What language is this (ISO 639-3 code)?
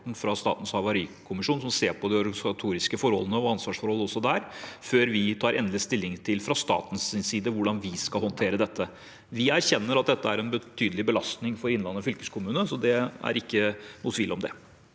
nor